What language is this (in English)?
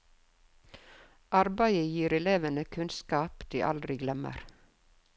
Norwegian